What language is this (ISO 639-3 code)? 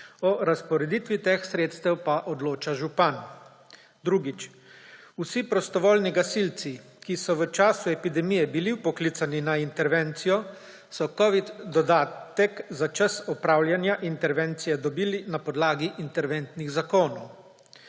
slv